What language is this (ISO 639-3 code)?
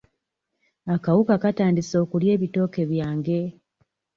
lug